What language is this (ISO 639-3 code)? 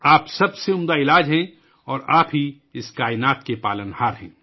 urd